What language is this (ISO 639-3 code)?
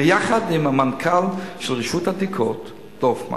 heb